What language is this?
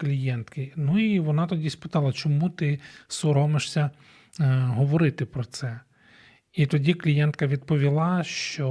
Ukrainian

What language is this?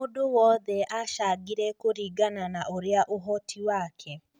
Kikuyu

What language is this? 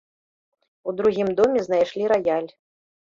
Belarusian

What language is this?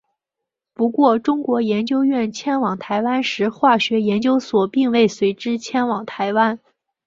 Chinese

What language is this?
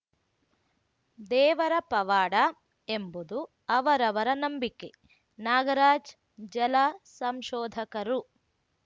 Kannada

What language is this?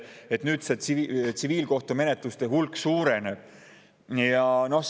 Estonian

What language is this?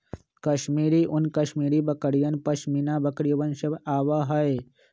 Magahi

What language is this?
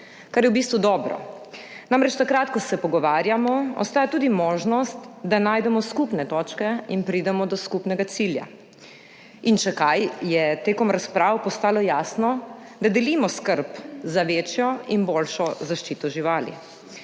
Slovenian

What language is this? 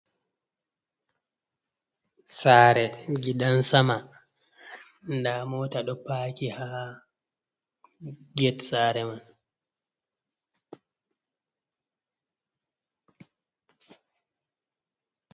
Fula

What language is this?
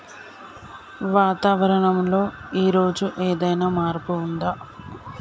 Telugu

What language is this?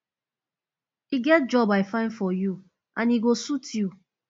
Nigerian Pidgin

